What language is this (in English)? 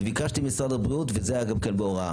Hebrew